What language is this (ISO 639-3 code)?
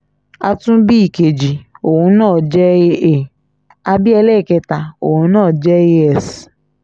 yor